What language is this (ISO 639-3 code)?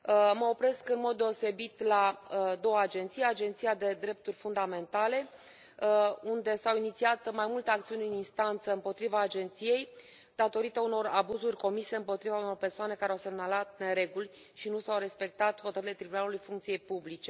ron